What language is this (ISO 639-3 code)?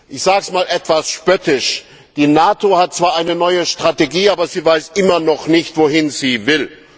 deu